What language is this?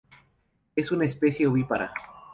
Spanish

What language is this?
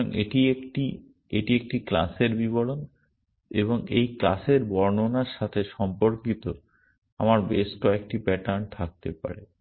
Bangla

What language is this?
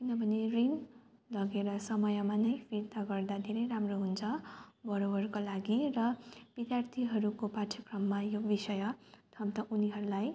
Nepali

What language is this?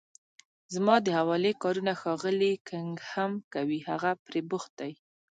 Pashto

